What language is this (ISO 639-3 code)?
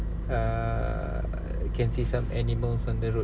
eng